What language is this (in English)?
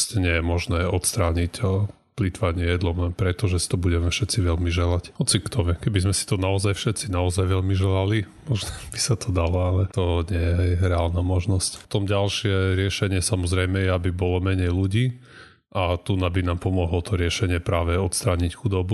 Slovak